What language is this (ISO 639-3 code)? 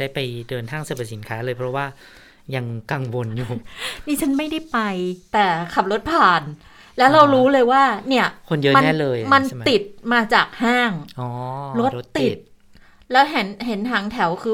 tha